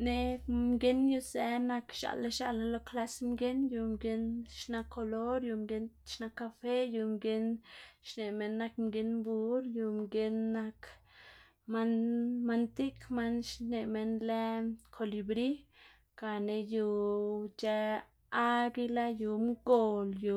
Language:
Xanaguía Zapotec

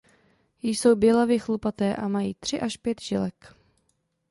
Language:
Czech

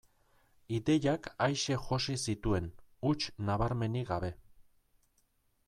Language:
Basque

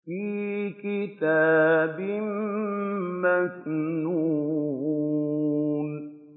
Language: Arabic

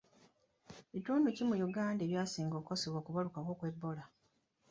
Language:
Ganda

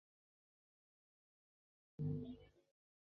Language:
Chinese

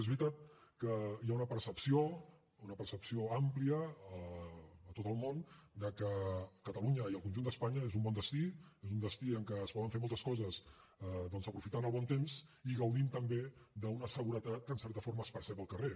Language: Catalan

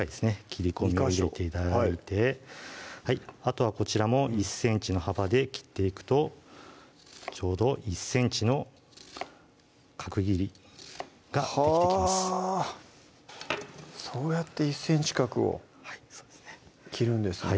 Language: Japanese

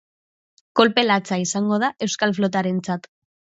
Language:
Basque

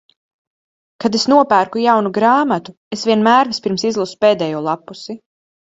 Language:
Latvian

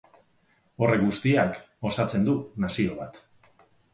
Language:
Basque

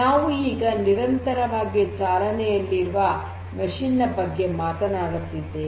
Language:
Kannada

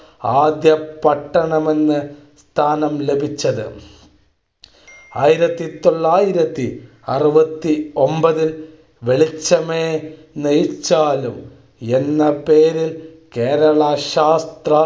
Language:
Malayalam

